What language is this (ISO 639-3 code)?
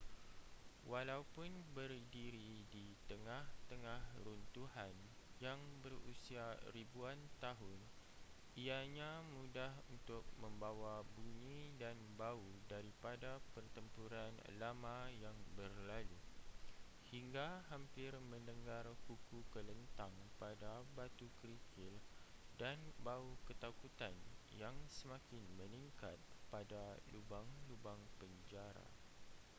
msa